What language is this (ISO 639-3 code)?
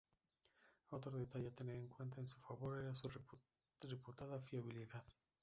spa